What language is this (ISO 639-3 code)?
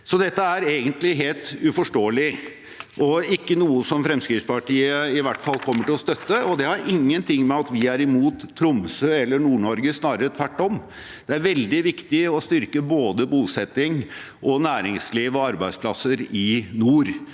nor